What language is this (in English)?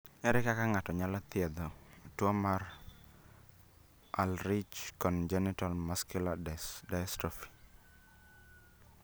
Luo (Kenya and Tanzania)